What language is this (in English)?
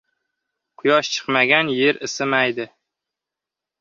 Uzbek